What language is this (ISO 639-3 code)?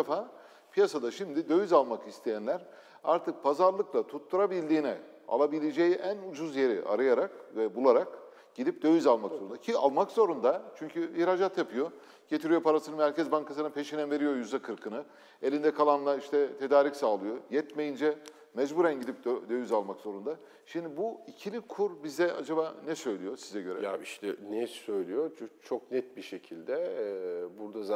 tur